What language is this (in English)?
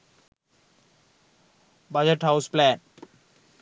Sinhala